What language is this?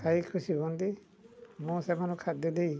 Odia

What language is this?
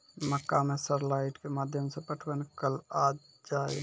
Maithili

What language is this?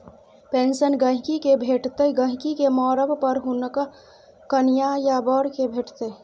Maithili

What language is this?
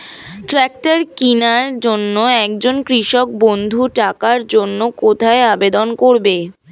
Bangla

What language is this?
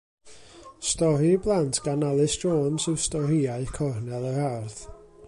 Welsh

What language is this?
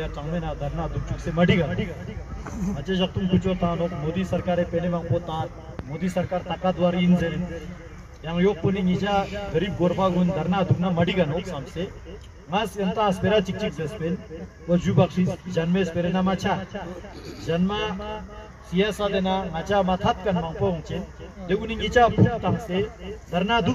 Turkish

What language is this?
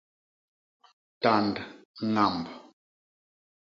Basaa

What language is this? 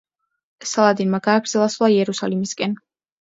Georgian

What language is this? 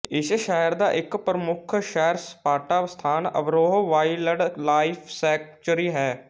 Punjabi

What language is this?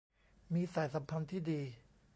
Thai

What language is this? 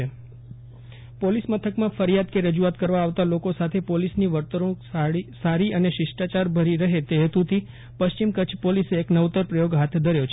Gujarati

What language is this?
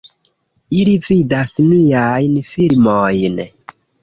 Esperanto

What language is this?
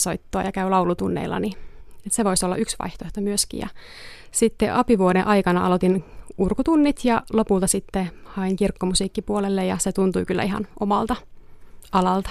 Finnish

